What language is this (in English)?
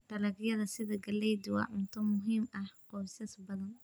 Somali